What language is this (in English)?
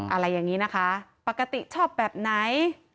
Thai